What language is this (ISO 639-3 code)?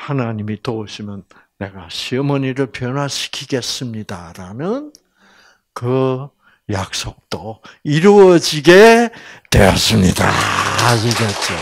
kor